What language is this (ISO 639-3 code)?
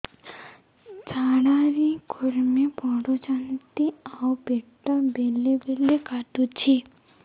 ori